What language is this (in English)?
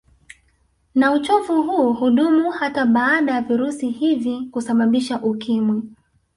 Swahili